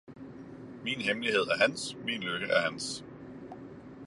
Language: Danish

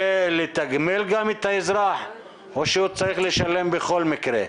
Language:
Hebrew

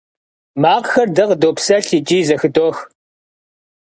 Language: Kabardian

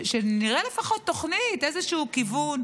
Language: Hebrew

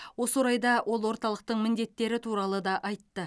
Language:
Kazakh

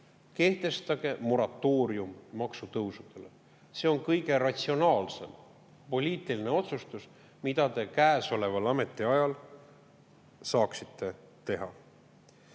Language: Estonian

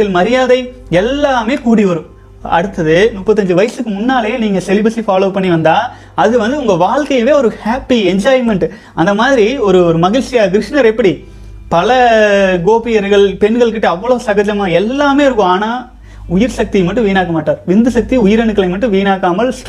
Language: Tamil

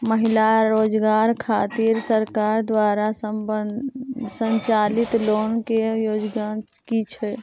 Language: Maithili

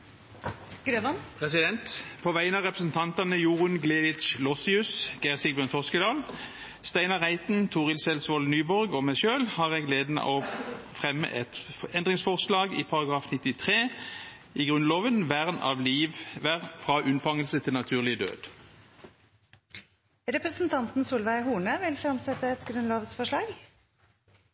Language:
Norwegian Bokmål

